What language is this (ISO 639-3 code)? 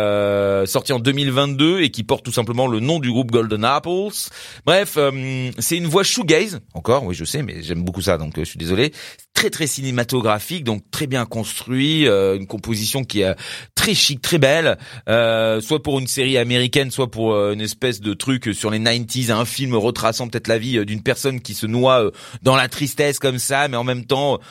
fra